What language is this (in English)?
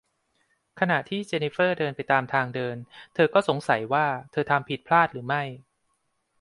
Thai